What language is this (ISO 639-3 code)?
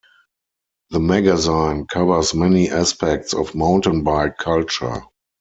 eng